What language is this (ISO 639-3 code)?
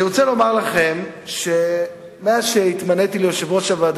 heb